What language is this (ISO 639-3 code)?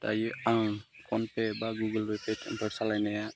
brx